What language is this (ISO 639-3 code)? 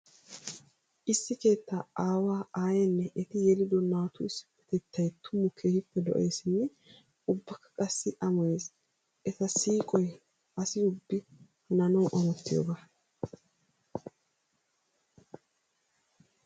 wal